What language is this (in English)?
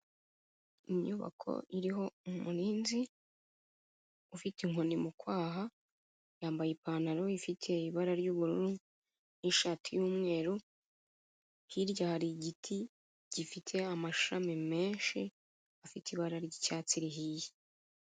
Kinyarwanda